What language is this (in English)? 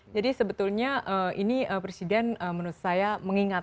Indonesian